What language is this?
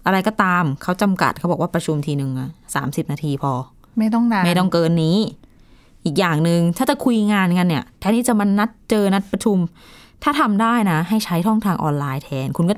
Thai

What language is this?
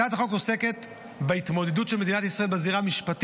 Hebrew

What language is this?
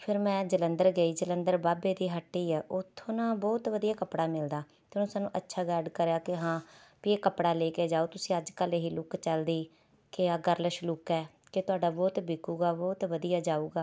Punjabi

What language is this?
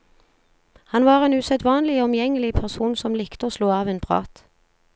Norwegian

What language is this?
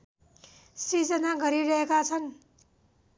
Nepali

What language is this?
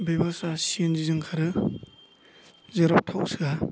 Bodo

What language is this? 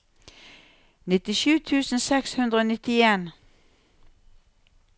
Norwegian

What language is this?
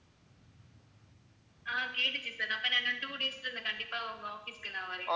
Tamil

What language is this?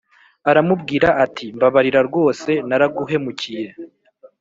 Kinyarwanda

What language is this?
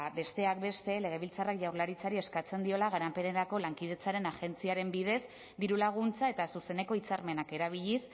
Basque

